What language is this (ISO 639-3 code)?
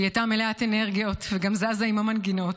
heb